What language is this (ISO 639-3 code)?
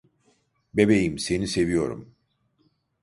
tur